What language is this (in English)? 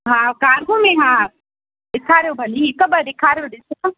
Sindhi